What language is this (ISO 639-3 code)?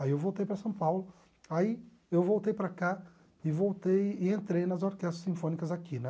por